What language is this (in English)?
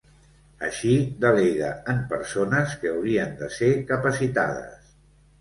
Catalan